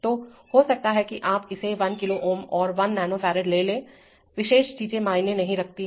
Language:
Hindi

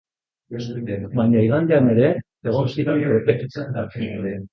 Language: Basque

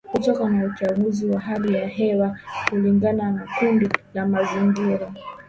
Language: Swahili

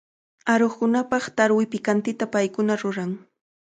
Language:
Cajatambo North Lima Quechua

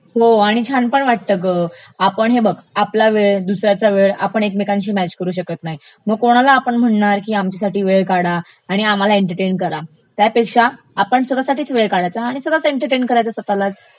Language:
Marathi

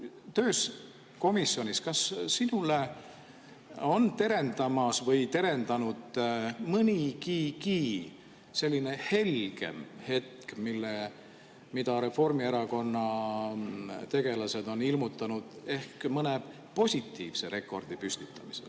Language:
Estonian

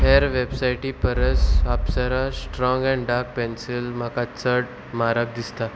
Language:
Konkani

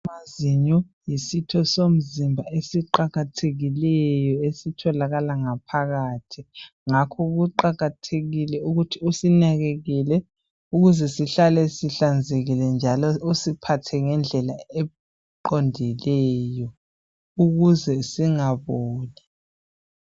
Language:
North Ndebele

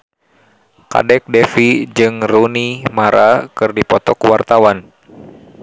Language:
Sundanese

